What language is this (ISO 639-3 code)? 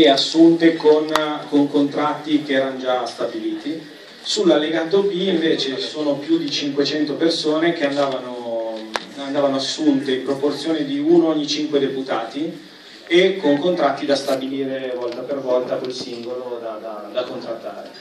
ita